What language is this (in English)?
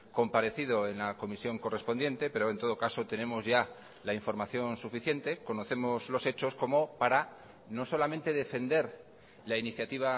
Spanish